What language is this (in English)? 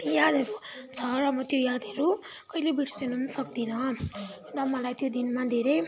Nepali